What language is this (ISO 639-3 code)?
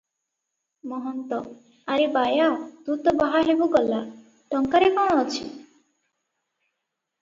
ori